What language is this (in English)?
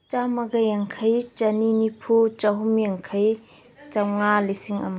Manipuri